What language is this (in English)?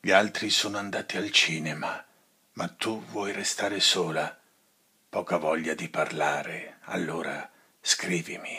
Italian